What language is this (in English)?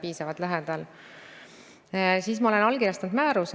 Estonian